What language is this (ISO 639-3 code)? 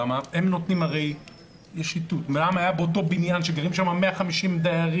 heb